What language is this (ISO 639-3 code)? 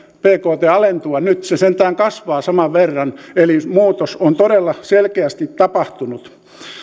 fin